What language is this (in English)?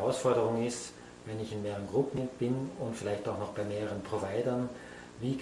German